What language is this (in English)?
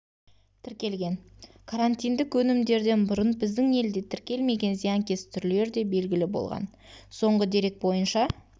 Kazakh